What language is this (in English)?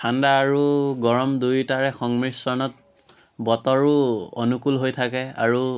Assamese